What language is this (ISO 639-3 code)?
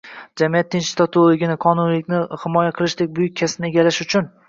uzb